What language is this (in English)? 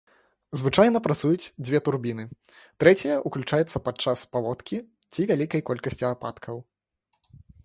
Belarusian